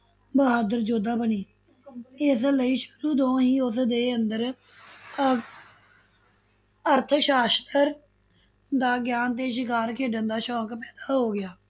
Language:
Punjabi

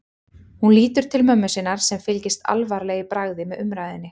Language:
Icelandic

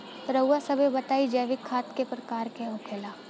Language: Bhojpuri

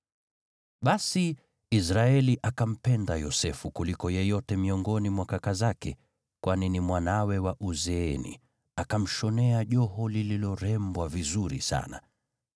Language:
Swahili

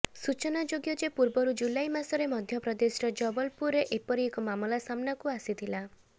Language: Odia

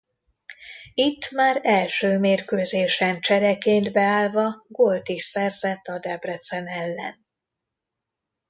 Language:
Hungarian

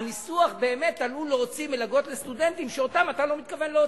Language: Hebrew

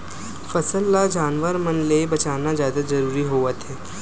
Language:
Chhattisgarhi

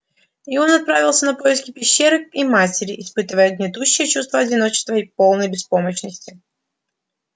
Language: Russian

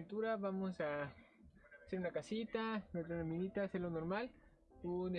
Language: Spanish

